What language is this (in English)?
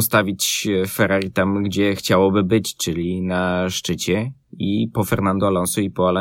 Polish